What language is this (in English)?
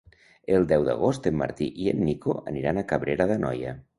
Catalan